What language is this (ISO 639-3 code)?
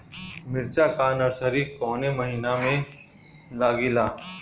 bho